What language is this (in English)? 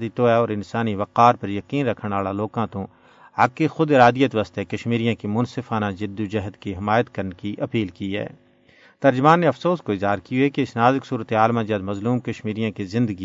Urdu